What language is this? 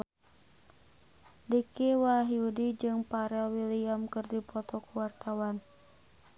Sundanese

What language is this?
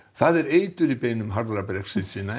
Icelandic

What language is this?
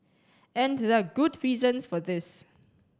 English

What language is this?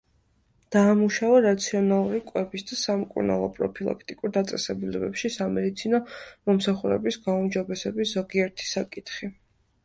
Georgian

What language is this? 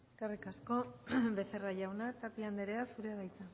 Basque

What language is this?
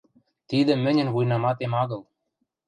Western Mari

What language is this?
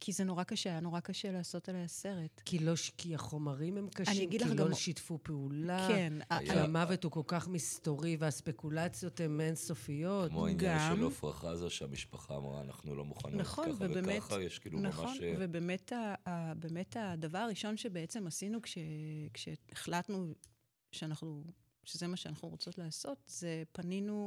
Hebrew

